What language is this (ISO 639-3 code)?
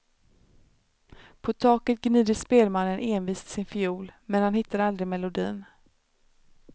swe